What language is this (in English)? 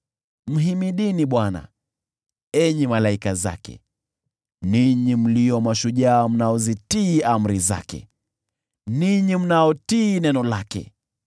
Swahili